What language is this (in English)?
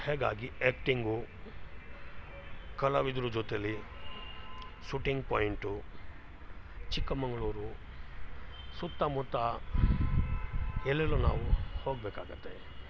Kannada